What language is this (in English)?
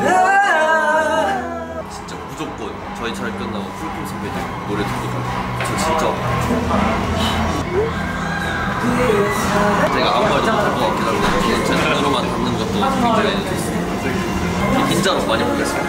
Korean